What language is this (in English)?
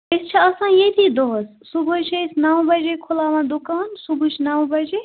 Kashmiri